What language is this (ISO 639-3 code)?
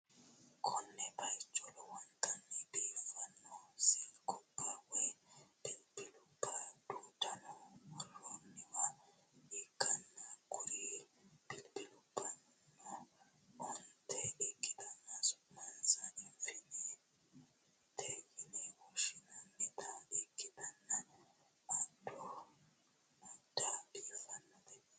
sid